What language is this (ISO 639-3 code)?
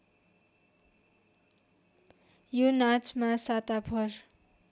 nep